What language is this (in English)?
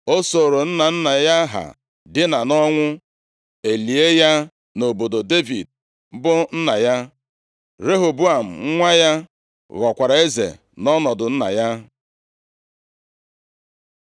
Igbo